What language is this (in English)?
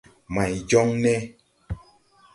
Tupuri